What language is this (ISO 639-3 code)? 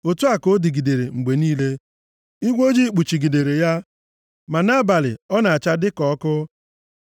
ibo